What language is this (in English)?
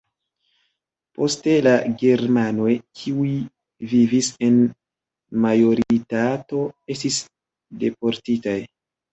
Esperanto